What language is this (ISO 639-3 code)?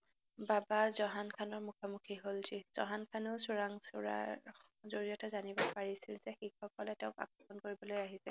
asm